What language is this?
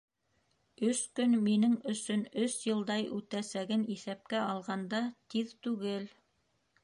Bashkir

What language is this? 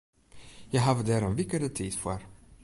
Western Frisian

